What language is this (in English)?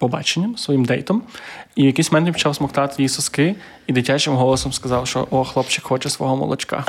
Ukrainian